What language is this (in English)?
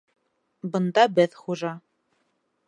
Bashkir